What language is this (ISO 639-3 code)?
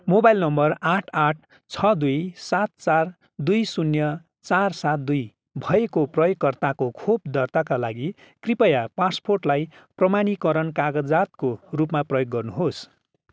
nep